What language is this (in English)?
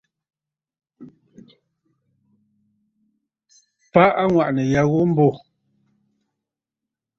Bafut